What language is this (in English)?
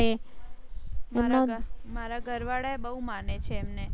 Gujarati